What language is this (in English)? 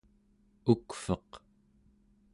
Central Yupik